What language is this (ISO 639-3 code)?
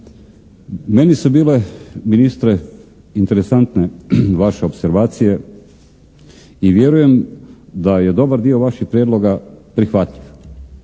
hrv